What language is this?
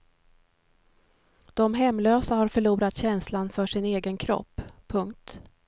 Swedish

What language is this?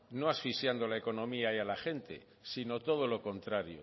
Spanish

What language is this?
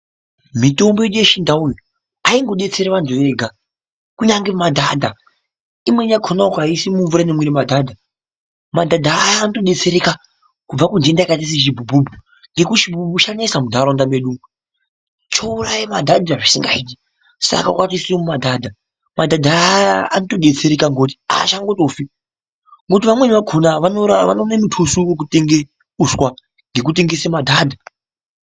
Ndau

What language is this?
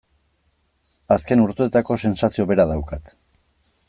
Basque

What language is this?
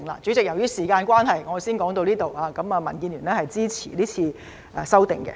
Cantonese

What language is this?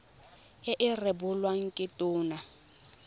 Tswana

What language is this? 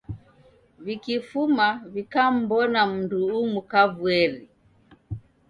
Taita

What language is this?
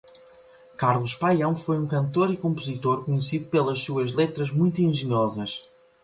Portuguese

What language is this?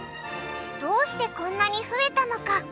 Japanese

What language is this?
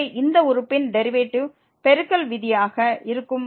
Tamil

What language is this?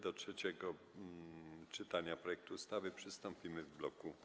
Polish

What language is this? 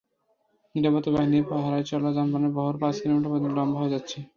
Bangla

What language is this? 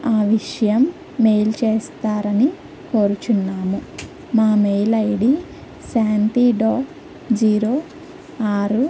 Telugu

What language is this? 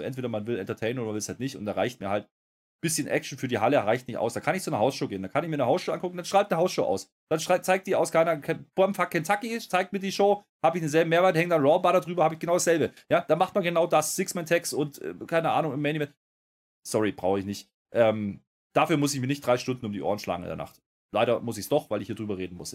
German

